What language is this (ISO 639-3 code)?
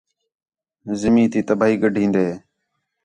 xhe